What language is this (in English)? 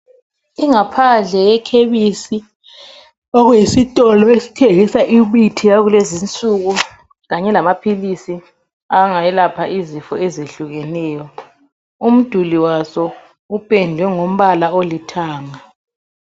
North Ndebele